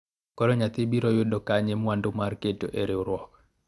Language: Luo (Kenya and Tanzania)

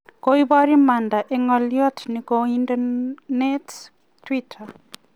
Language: Kalenjin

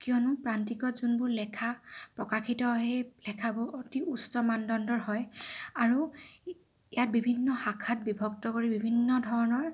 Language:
Assamese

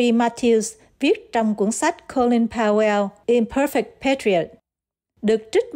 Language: Vietnamese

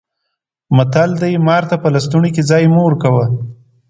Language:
Pashto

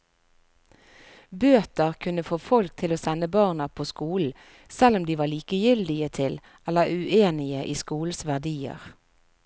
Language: Norwegian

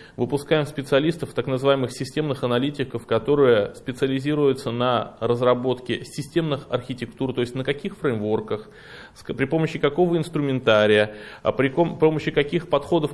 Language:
Russian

